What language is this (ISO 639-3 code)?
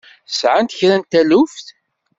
kab